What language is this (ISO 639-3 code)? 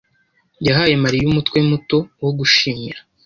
kin